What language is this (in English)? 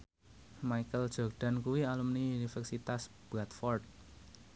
Javanese